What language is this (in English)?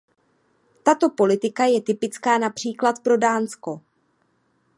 Czech